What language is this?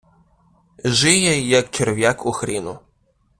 Ukrainian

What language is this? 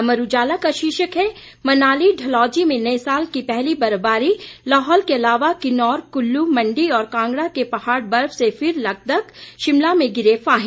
Hindi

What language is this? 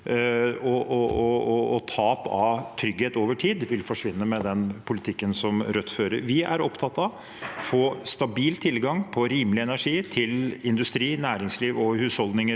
Norwegian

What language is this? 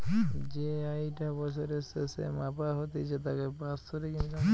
Bangla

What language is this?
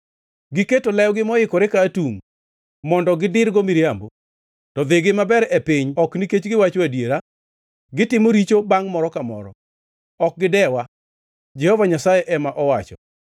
Luo (Kenya and Tanzania)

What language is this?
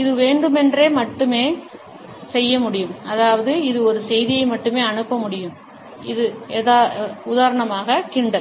Tamil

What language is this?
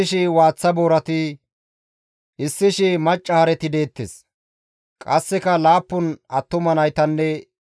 Gamo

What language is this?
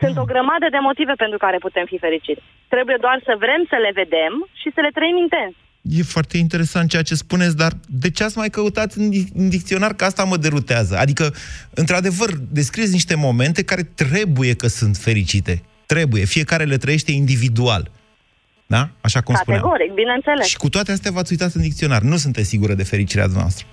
Romanian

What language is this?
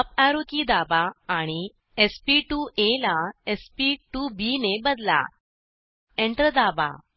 Marathi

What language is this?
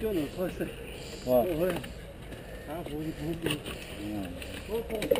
Dutch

